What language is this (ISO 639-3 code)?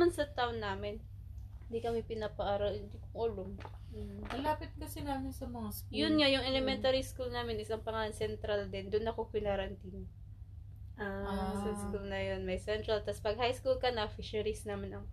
fil